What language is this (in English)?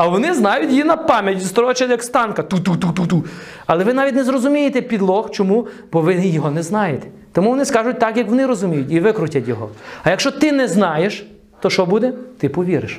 Ukrainian